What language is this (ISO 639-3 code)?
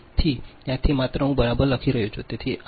guj